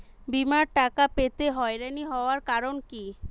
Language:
Bangla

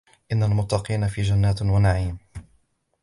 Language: Arabic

